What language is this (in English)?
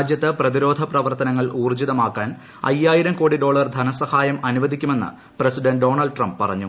Malayalam